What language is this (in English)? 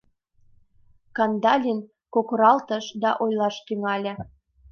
Mari